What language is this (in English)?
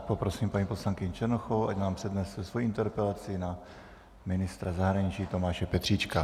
Czech